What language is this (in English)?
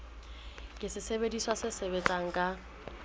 Southern Sotho